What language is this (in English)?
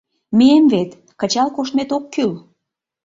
Mari